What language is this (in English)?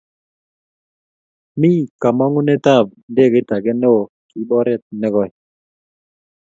Kalenjin